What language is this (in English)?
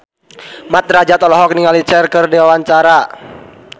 Sundanese